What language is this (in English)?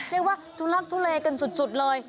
Thai